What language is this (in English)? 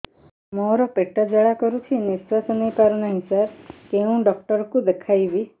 Odia